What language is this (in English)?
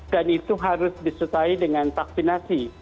Indonesian